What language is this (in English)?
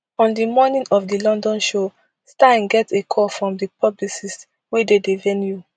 Nigerian Pidgin